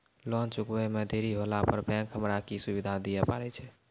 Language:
Maithili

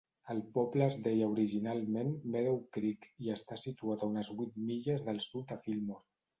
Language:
Catalan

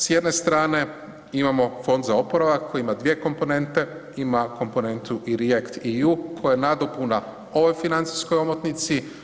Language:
Croatian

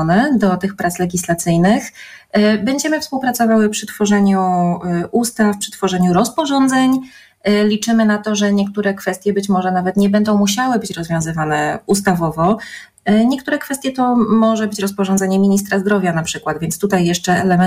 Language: Polish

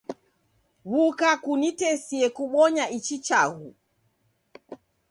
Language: Taita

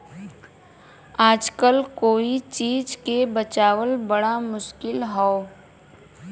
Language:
Bhojpuri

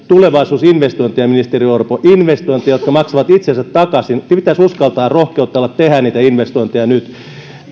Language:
Finnish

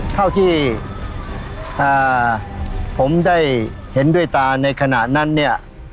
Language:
Thai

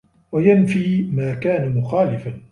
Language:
Arabic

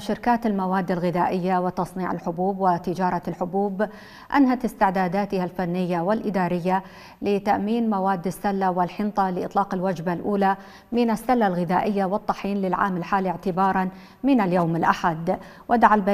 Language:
Arabic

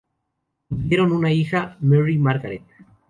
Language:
Spanish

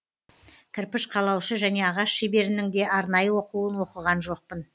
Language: Kazakh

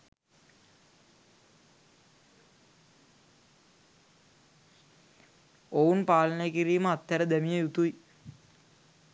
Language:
Sinhala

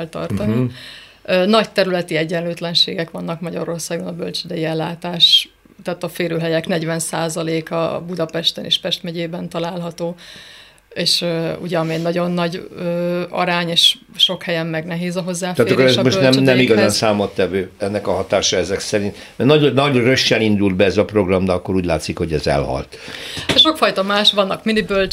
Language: Hungarian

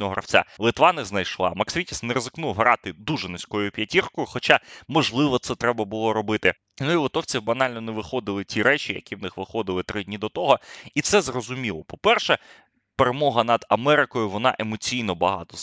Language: Ukrainian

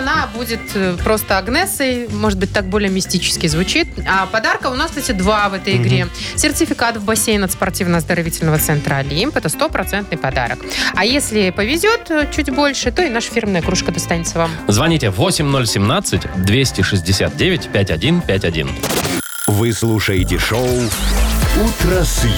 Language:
Russian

